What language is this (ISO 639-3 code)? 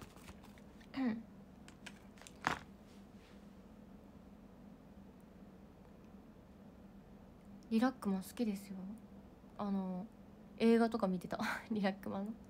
jpn